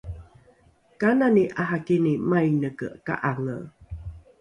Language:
Rukai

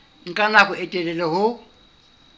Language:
Southern Sotho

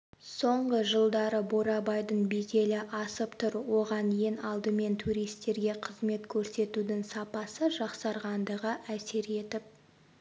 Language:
Kazakh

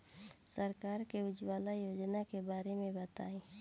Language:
Bhojpuri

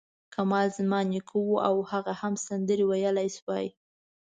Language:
Pashto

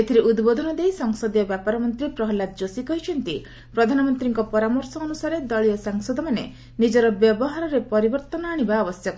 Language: Odia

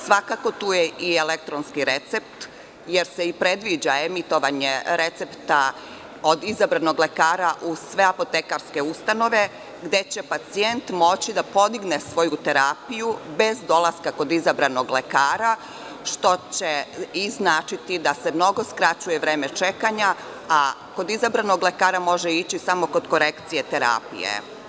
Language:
Serbian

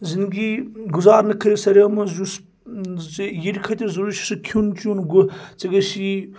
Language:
Kashmiri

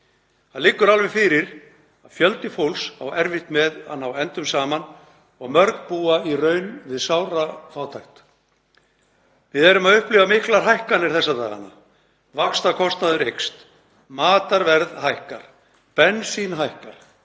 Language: Icelandic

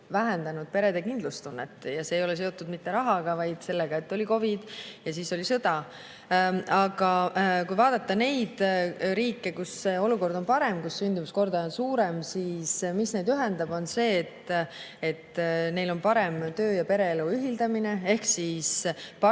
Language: Estonian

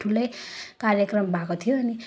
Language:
Nepali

